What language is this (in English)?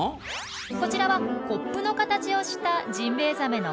Japanese